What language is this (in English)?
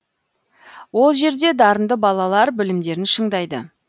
Kazakh